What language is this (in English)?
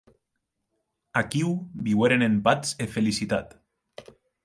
Occitan